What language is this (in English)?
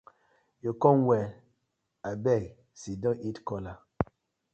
Nigerian Pidgin